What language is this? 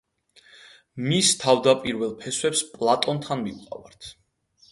Georgian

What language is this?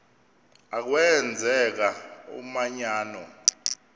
Xhosa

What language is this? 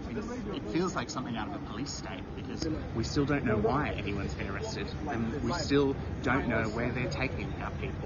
Urdu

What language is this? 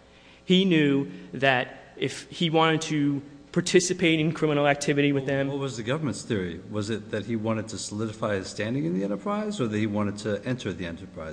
English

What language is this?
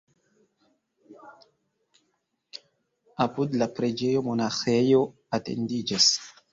Esperanto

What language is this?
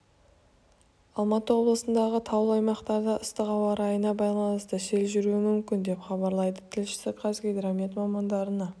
Kazakh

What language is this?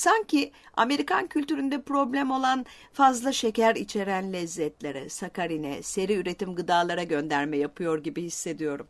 Turkish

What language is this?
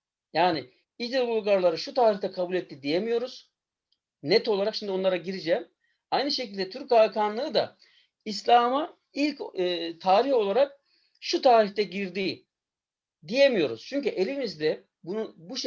Turkish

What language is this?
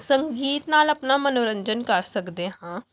Punjabi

